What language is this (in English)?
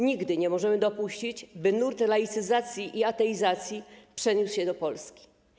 Polish